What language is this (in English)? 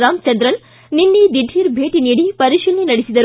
Kannada